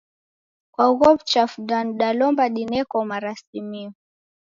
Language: Taita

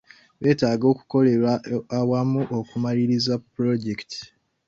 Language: Ganda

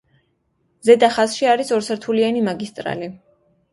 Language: Georgian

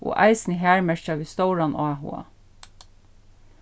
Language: Faroese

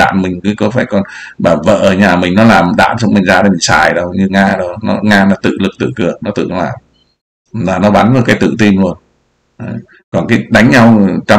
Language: Vietnamese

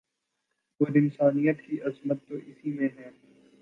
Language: Urdu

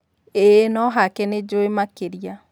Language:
Kikuyu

